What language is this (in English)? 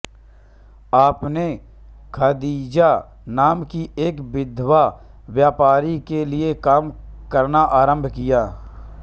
Hindi